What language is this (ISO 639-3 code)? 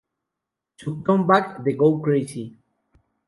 spa